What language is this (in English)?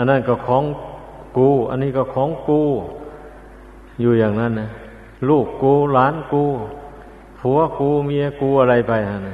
Thai